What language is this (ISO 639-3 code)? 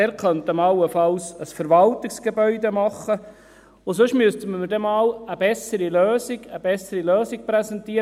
gsw